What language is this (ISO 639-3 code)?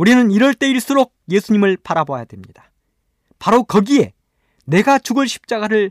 kor